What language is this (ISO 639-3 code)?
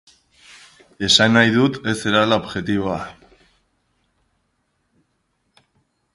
eus